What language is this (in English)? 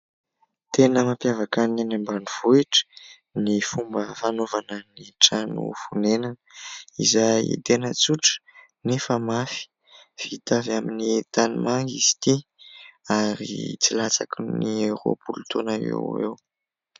Malagasy